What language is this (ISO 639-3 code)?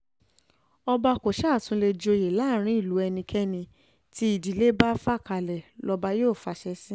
yor